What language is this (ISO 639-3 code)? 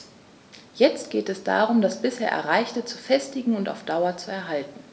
deu